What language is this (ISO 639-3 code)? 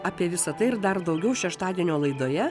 lit